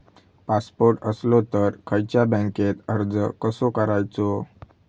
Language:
Marathi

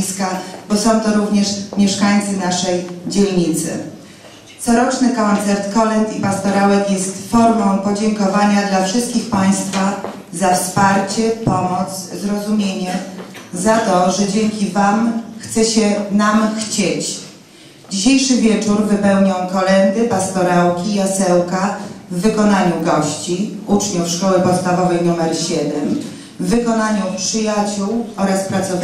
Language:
Polish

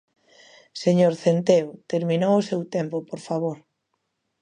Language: Galician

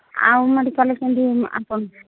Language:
Odia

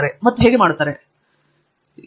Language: Kannada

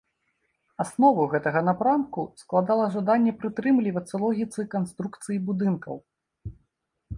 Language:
Belarusian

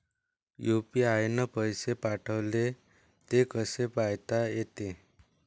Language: Marathi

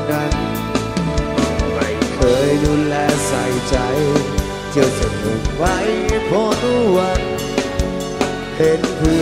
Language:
Thai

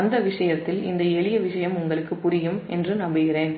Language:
Tamil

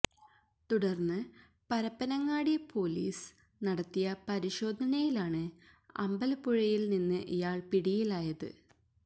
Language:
Malayalam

